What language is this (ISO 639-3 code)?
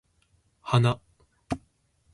jpn